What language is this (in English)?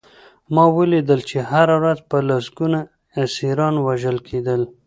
Pashto